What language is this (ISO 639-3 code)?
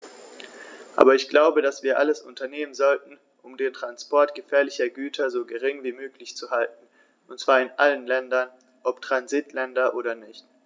deu